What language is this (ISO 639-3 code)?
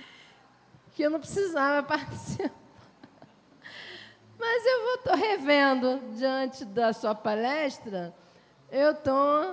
por